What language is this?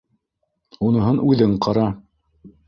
Bashkir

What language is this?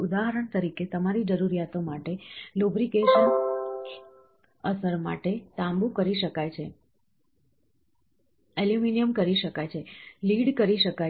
Gujarati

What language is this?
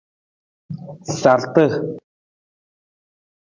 Nawdm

